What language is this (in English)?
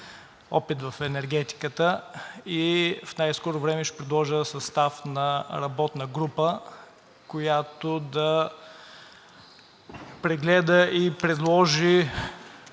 Bulgarian